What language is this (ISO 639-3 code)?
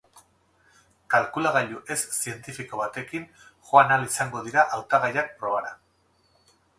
eus